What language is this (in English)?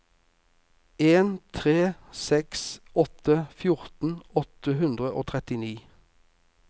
Norwegian